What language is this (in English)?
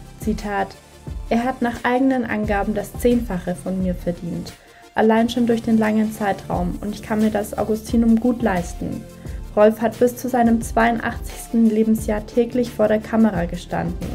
German